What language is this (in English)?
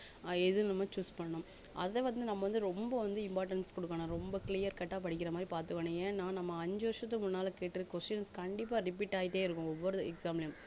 Tamil